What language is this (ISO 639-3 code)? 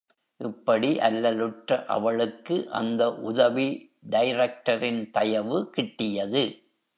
tam